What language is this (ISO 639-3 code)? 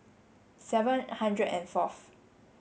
eng